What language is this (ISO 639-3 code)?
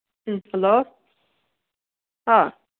mni